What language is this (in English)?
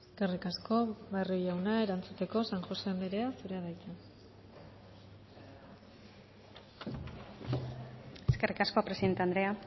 Basque